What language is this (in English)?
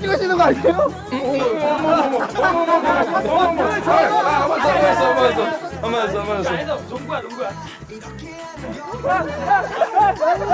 Korean